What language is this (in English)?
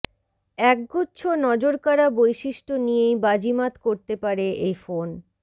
Bangla